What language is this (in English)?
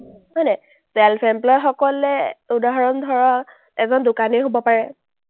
Assamese